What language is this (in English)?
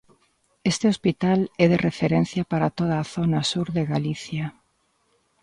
Galician